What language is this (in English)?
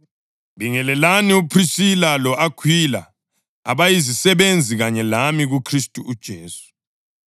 North Ndebele